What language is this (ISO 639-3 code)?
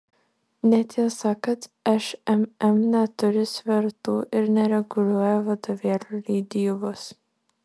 lit